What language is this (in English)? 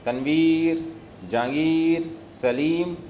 Urdu